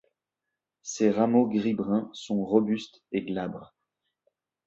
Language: French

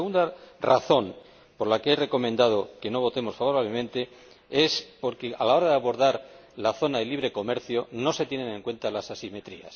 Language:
Spanish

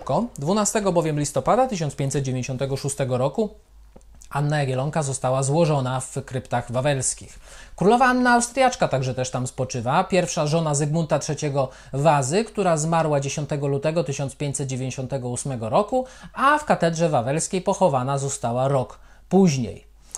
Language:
Polish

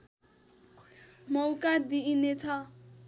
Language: Nepali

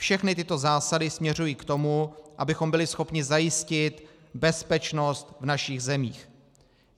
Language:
Czech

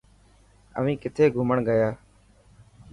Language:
Dhatki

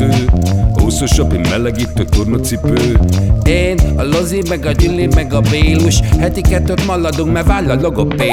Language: Hungarian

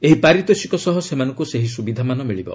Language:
Odia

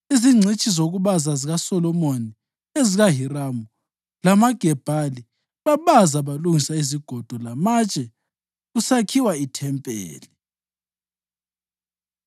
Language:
North Ndebele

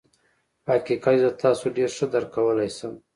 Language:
Pashto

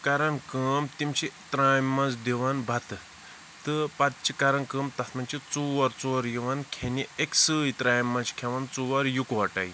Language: Kashmiri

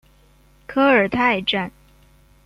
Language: Chinese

